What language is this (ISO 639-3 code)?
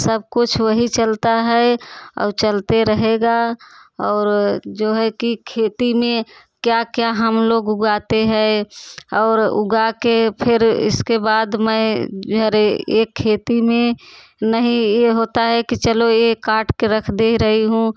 hin